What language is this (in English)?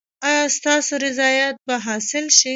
Pashto